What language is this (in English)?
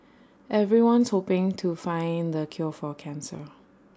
English